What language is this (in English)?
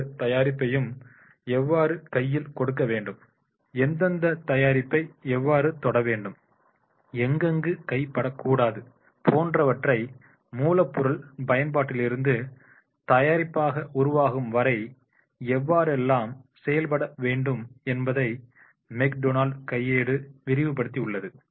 Tamil